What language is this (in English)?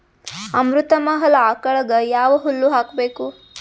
Kannada